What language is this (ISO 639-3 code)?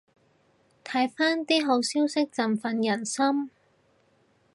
yue